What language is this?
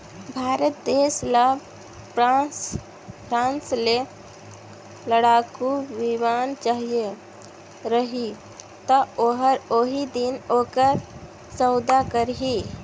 Chhattisgarhi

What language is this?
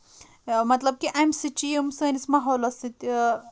Kashmiri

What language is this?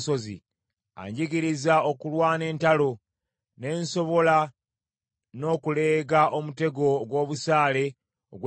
Ganda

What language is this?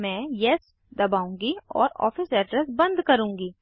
Hindi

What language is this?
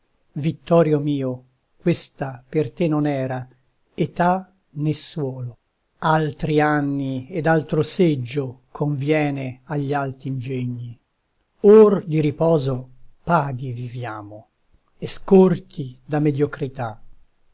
Italian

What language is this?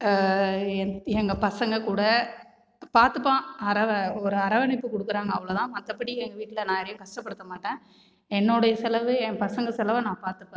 Tamil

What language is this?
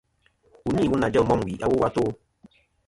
Kom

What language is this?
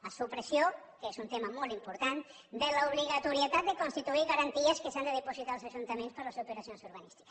Catalan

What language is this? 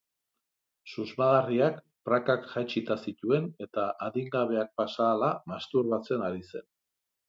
Basque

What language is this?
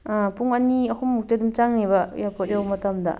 Manipuri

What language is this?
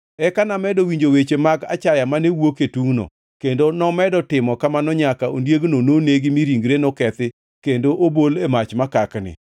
Luo (Kenya and Tanzania)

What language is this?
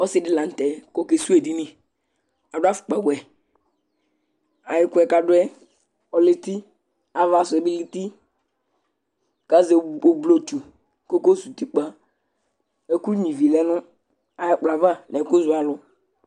Ikposo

